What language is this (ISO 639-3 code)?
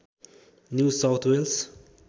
nep